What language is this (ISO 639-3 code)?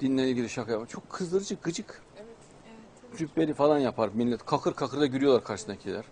tur